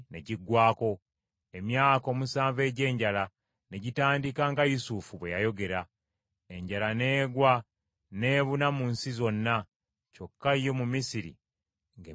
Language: Ganda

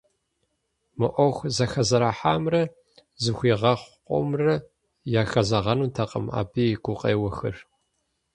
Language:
Kabardian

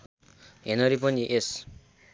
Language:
Nepali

